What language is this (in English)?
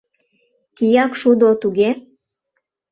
Mari